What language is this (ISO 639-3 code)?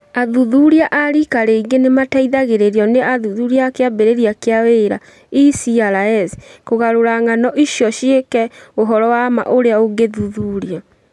kik